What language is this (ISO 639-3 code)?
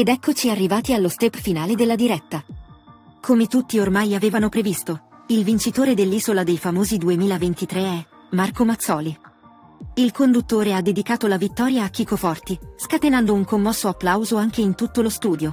ita